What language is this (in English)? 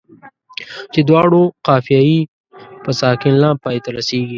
Pashto